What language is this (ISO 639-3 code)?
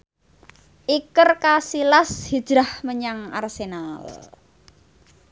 jav